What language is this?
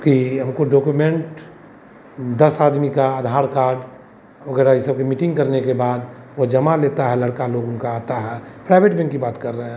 Hindi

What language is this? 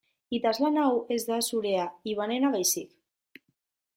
Basque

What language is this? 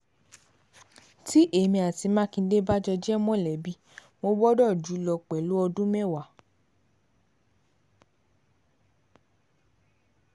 Yoruba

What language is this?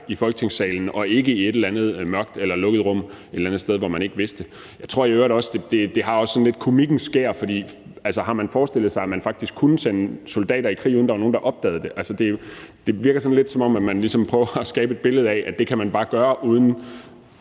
Danish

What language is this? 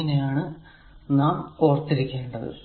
Malayalam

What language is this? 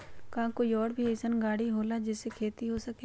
Magahi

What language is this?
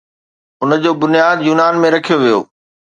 Sindhi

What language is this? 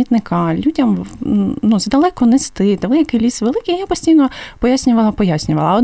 Ukrainian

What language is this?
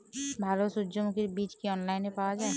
Bangla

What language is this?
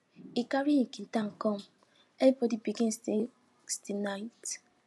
Nigerian Pidgin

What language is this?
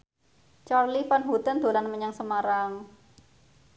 Javanese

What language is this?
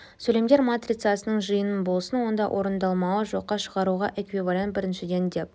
Kazakh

